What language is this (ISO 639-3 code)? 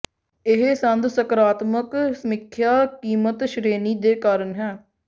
pan